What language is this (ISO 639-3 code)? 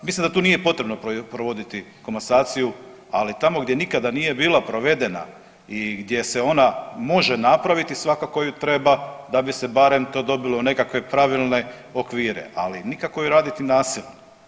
hrv